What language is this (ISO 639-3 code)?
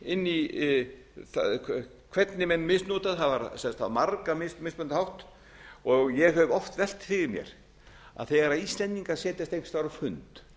isl